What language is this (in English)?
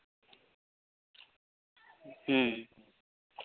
Santali